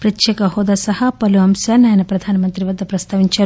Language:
Telugu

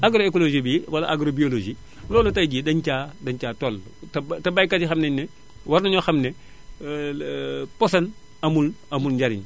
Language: Wolof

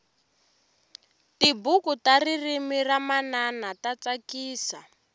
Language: Tsonga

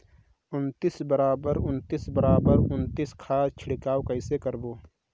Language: Chhattisgarhi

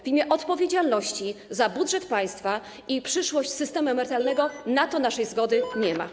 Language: Polish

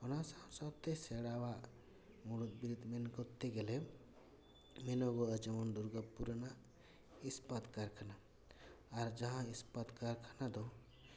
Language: Santali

